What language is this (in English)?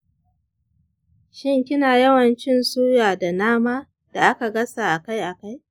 Hausa